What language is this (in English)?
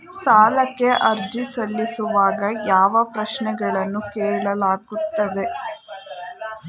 Kannada